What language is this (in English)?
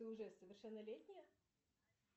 Russian